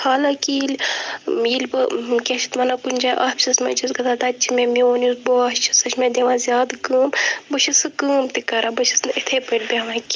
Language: Kashmiri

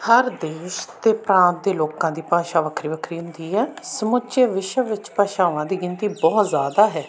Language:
Punjabi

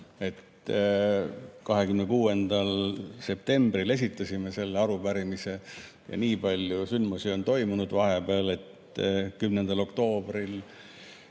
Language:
Estonian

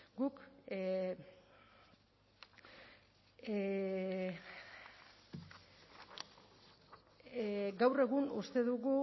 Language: Basque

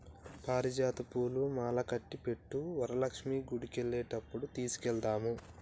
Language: Telugu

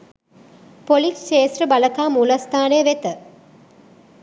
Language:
Sinhala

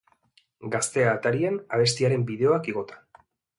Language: Basque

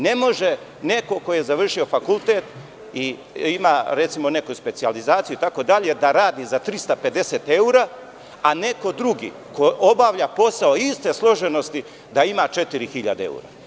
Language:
Serbian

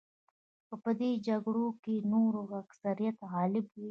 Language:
Pashto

